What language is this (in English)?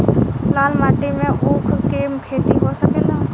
Bhojpuri